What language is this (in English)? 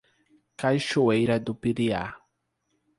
Portuguese